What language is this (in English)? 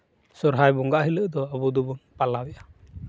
Santali